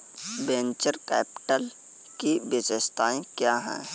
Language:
Hindi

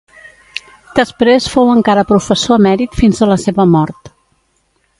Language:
Catalan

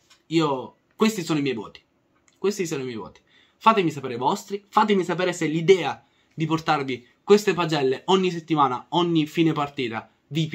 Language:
Italian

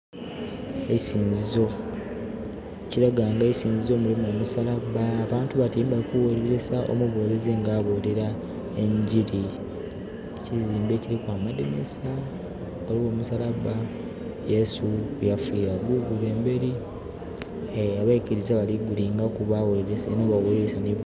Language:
Soga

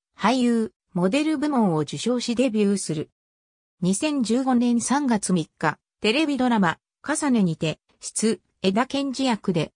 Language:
Japanese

